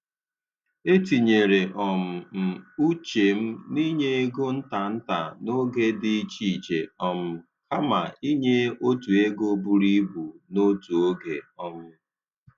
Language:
Igbo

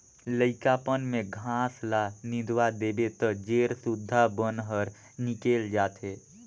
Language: Chhattisgarhi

